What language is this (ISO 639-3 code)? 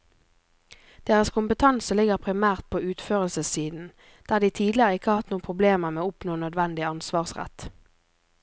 nor